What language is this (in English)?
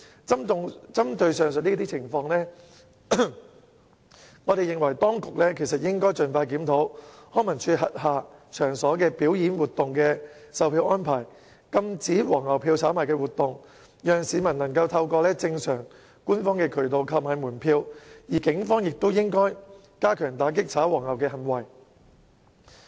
Cantonese